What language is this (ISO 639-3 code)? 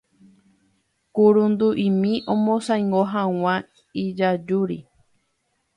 grn